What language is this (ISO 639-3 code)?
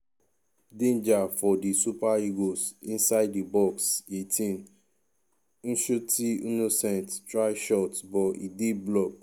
pcm